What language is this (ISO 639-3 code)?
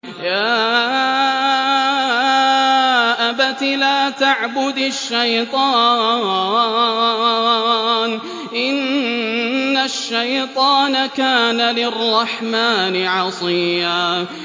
ara